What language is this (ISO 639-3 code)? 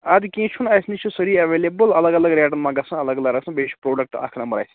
kas